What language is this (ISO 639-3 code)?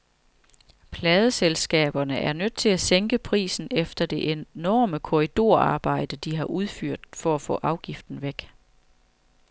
dan